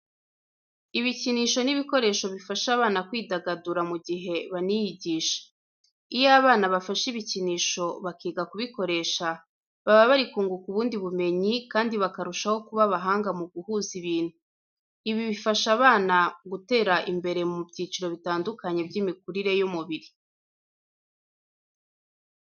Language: Kinyarwanda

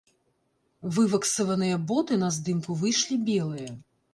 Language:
Belarusian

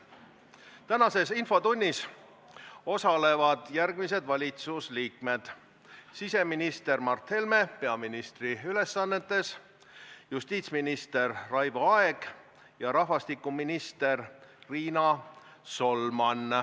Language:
Estonian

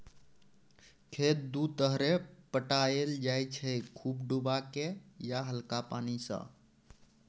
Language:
Maithili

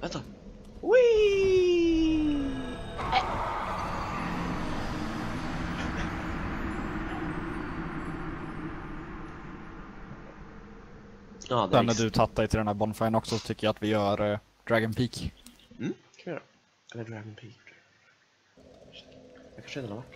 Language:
Swedish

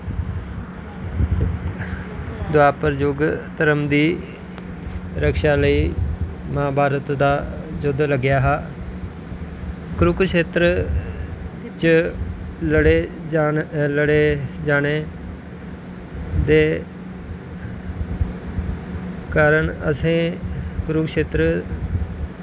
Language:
Dogri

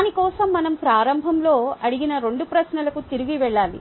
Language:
Telugu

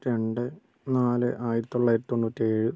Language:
Malayalam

